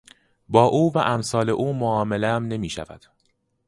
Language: Persian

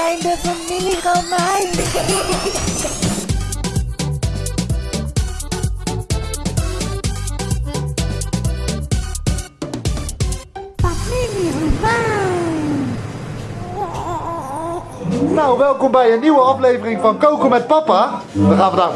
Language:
Dutch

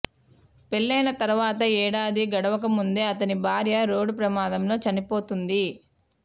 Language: Telugu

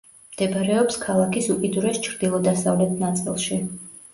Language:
Georgian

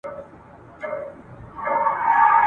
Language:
Pashto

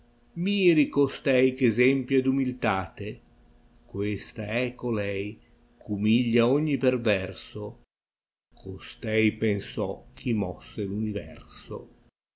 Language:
Italian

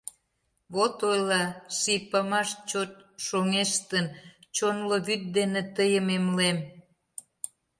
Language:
Mari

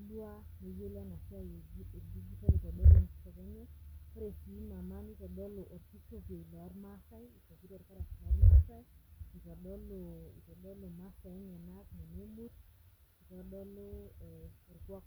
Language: Masai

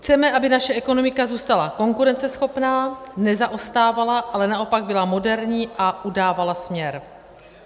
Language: Czech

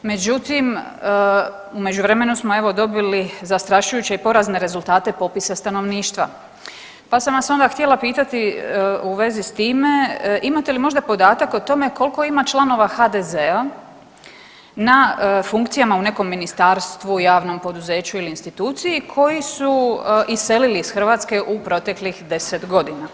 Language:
Croatian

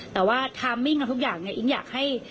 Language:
Thai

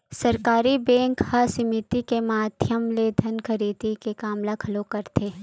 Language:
Chhattisgarhi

